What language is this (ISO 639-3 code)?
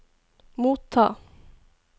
nor